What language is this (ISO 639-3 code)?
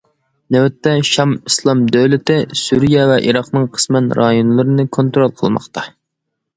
uig